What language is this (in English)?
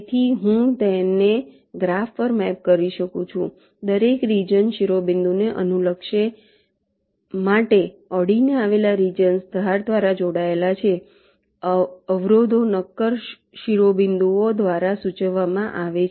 Gujarati